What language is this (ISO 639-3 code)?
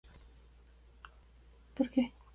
spa